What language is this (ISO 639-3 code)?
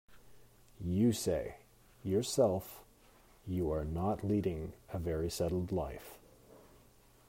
eng